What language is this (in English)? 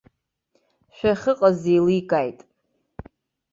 Abkhazian